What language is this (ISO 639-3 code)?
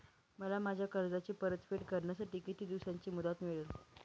mar